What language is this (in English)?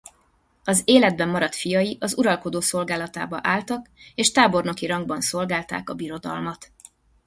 Hungarian